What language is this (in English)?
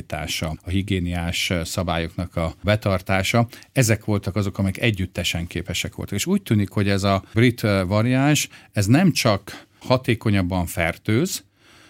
Hungarian